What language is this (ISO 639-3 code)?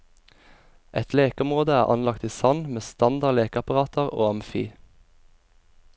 nor